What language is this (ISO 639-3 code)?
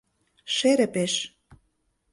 chm